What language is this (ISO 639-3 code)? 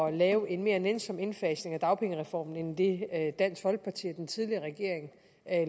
dan